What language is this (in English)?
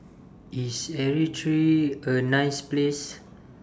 English